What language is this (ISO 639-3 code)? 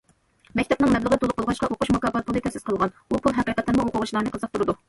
uig